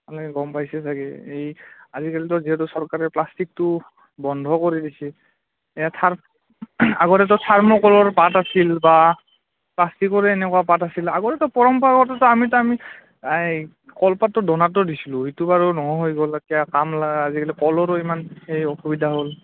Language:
Assamese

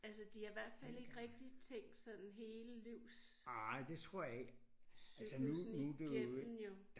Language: Danish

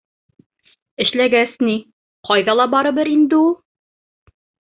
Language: Bashkir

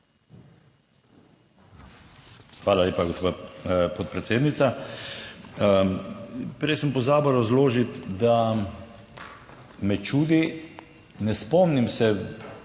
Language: Slovenian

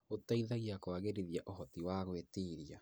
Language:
Kikuyu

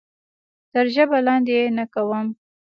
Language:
Pashto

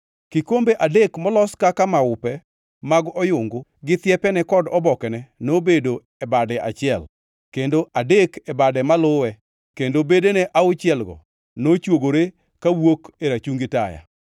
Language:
Luo (Kenya and Tanzania)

